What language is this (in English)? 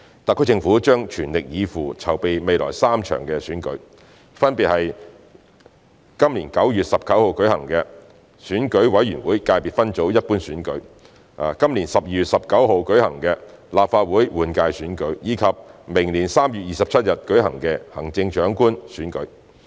Cantonese